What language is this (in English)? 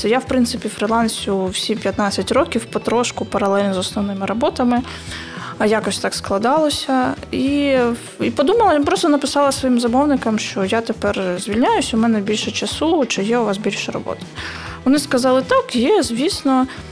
Ukrainian